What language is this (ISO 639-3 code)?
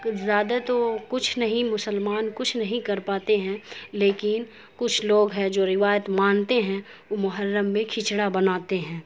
urd